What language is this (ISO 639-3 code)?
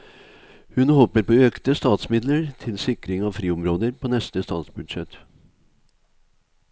nor